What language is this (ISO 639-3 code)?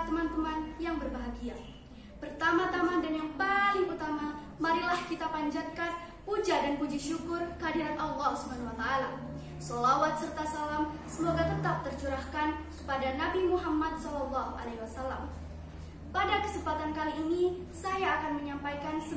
ind